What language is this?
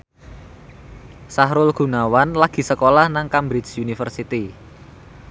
Javanese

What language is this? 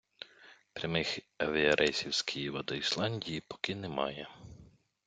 Ukrainian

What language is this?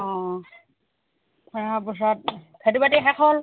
Assamese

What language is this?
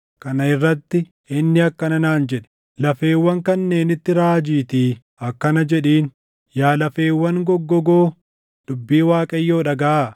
Oromo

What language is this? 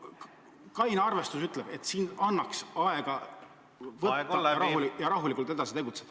Estonian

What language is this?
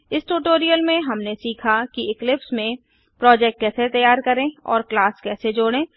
Hindi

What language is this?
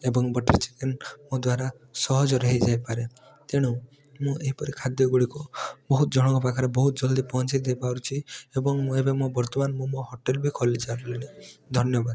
Odia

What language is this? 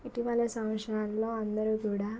Telugu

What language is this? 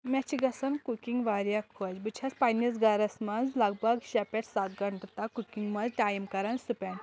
Kashmiri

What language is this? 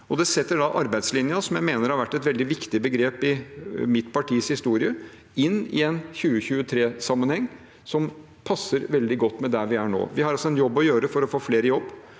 Norwegian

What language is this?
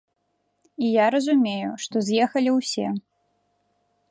Belarusian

